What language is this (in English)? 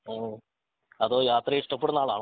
Malayalam